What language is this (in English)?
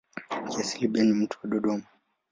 Swahili